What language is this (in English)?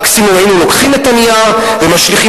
Hebrew